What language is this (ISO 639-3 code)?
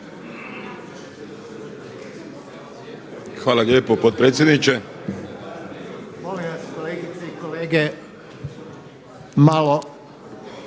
hrv